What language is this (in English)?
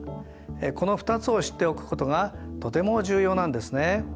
Japanese